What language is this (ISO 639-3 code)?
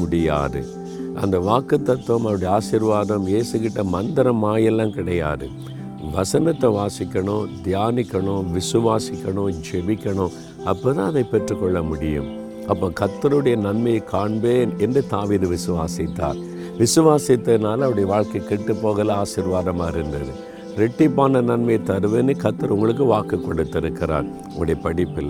tam